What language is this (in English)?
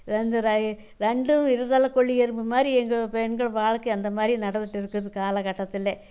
Tamil